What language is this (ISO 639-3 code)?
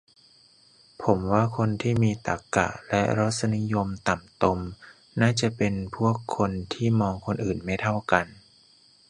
tha